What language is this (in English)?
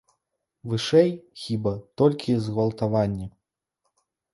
Belarusian